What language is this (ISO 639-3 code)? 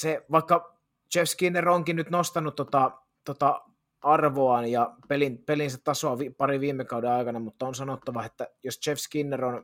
fin